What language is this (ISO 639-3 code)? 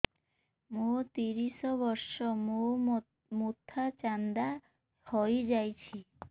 ori